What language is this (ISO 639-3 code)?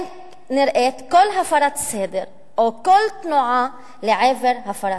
heb